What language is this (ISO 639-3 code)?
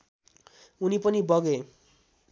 nep